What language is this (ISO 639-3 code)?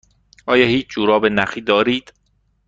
fas